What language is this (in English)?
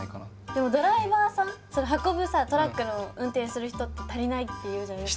Japanese